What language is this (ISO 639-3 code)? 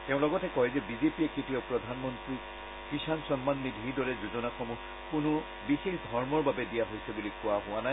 asm